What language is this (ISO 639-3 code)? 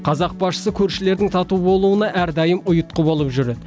kaz